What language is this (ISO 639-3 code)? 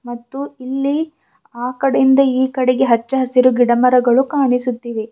kan